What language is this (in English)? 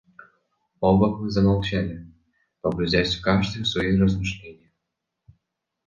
Russian